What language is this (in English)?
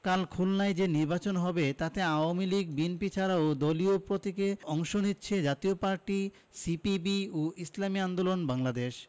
Bangla